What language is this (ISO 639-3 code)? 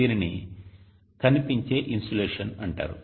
tel